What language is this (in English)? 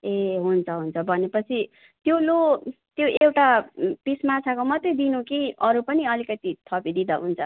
Nepali